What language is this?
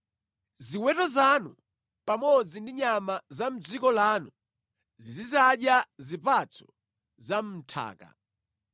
Nyanja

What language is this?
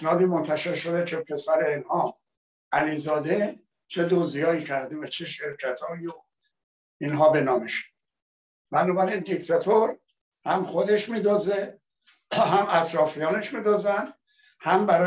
Persian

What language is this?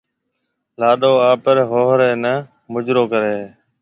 Marwari (Pakistan)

